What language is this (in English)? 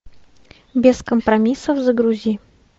Russian